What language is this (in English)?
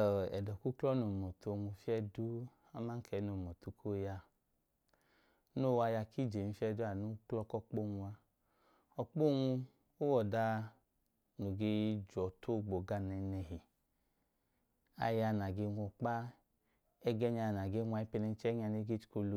Idoma